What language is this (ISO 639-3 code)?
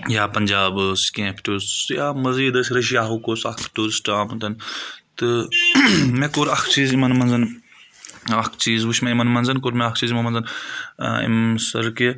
kas